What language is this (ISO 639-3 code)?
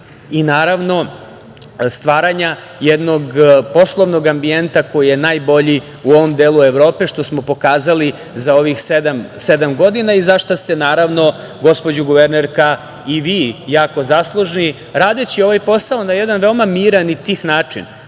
srp